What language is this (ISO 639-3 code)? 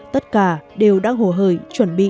vie